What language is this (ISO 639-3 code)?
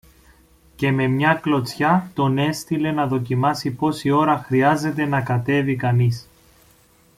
ell